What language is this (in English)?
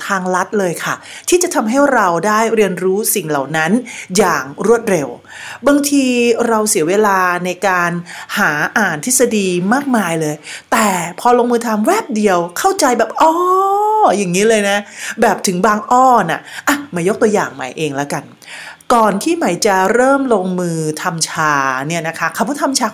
Thai